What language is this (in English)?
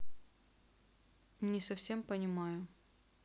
Russian